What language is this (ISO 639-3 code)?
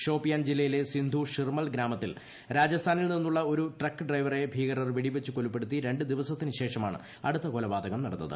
mal